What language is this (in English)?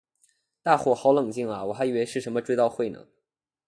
Chinese